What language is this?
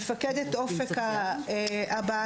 Hebrew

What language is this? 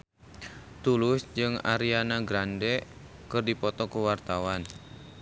Sundanese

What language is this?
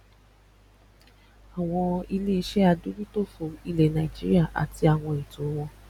Yoruba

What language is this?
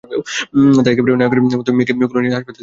Bangla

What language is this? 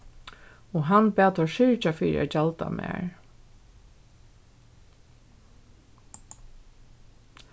Faroese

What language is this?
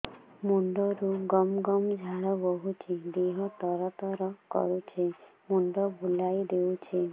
Odia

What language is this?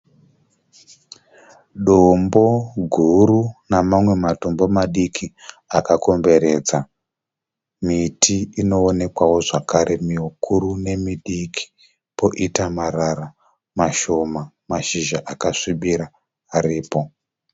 Shona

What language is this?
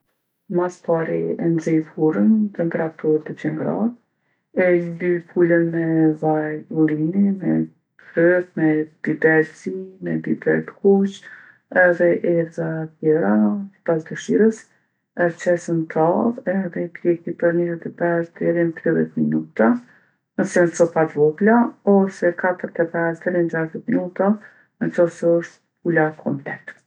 Gheg Albanian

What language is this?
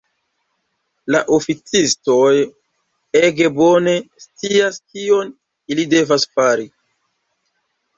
Esperanto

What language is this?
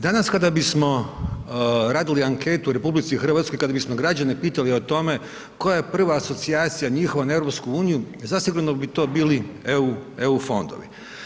Croatian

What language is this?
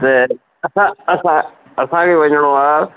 Sindhi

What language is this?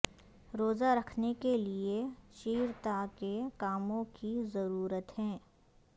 Urdu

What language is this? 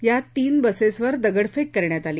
Marathi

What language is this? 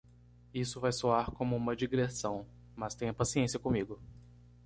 Portuguese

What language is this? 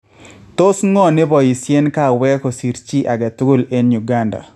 Kalenjin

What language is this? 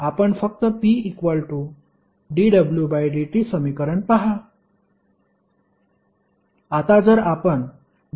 Marathi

